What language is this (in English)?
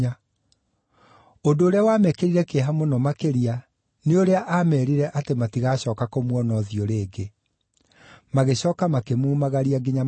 Kikuyu